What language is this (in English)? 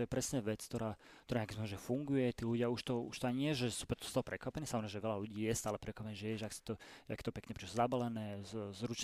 Slovak